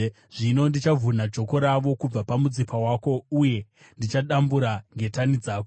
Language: Shona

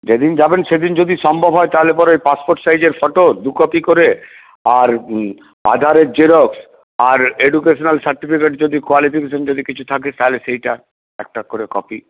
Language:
Bangla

